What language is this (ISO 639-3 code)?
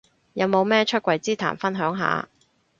yue